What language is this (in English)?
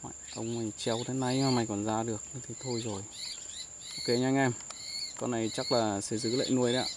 Vietnamese